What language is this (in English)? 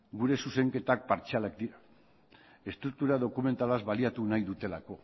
Basque